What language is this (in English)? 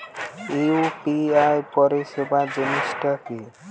Bangla